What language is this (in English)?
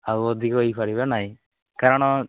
Odia